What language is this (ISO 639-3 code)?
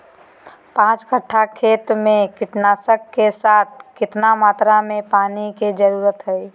mag